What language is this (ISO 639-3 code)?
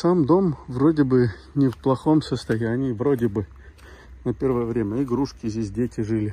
rus